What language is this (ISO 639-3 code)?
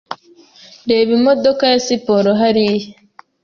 kin